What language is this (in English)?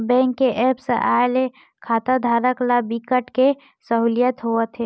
Chhattisgarhi